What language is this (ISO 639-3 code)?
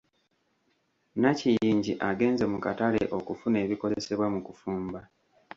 lug